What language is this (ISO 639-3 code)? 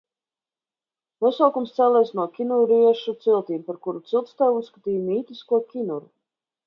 lav